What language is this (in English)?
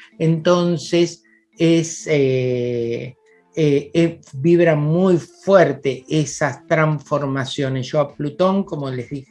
Spanish